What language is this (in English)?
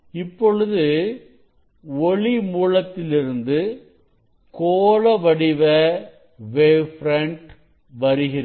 Tamil